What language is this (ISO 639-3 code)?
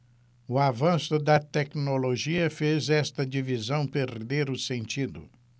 por